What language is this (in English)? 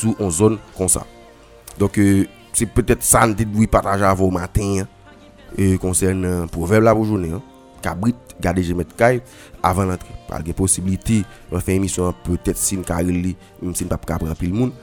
French